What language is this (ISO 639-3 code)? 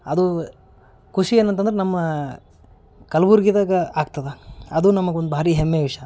kan